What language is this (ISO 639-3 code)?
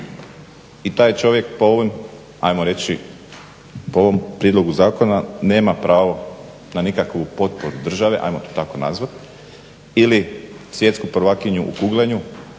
hrv